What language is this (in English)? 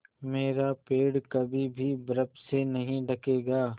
Hindi